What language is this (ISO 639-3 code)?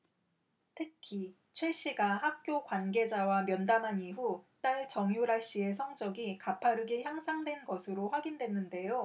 kor